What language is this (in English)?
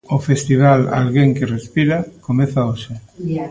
Galician